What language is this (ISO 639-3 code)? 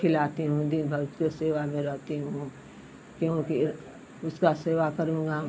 hin